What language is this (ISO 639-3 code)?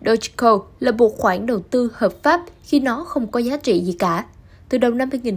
vie